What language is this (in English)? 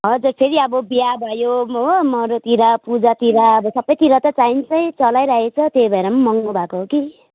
Nepali